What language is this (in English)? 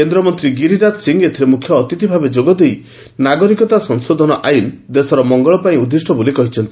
Odia